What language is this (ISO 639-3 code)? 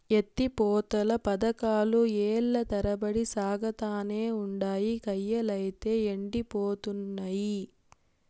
tel